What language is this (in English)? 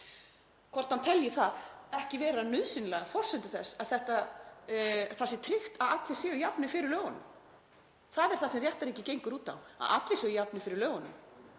Icelandic